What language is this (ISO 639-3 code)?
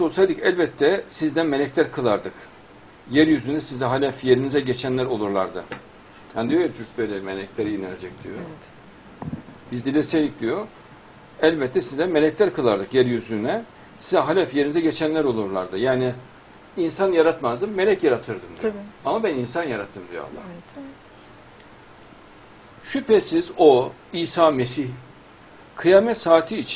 tur